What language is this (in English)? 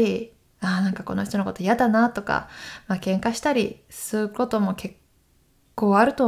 Japanese